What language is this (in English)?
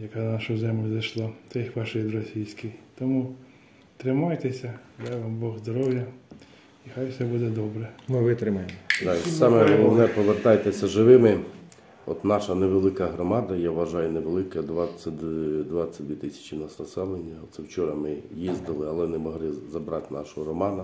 Ukrainian